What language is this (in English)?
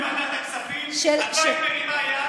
Hebrew